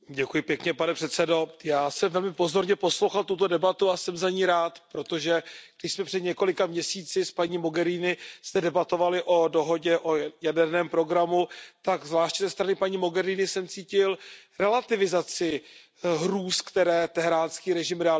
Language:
Czech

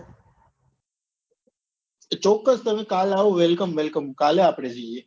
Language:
Gujarati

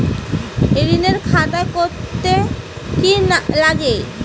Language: Bangla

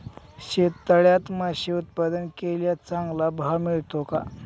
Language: Marathi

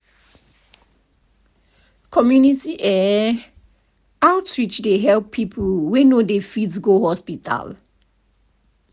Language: Nigerian Pidgin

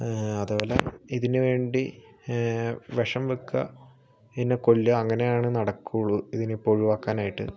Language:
Malayalam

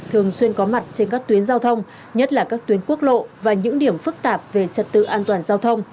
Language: Vietnamese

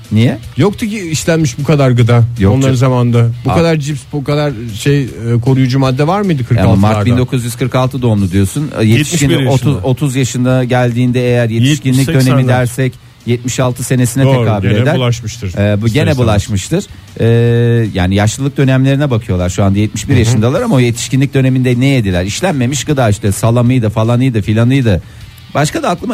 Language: Turkish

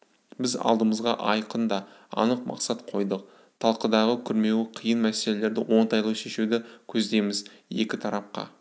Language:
Kazakh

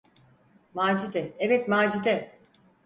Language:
Turkish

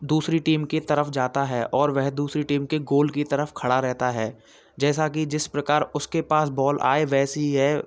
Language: Hindi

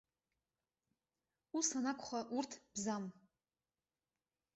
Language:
Abkhazian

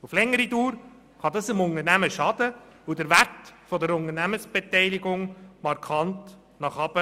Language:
Swiss German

